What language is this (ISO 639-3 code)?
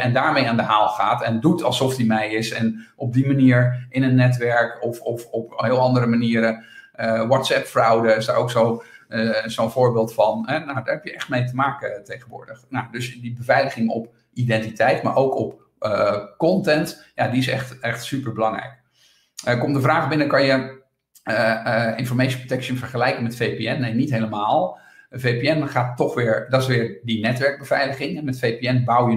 nld